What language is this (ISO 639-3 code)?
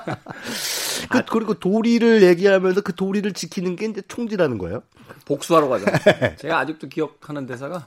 kor